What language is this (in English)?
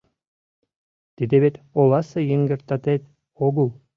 Mari